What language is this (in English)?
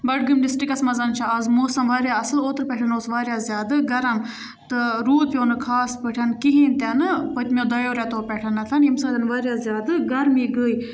Kashmiri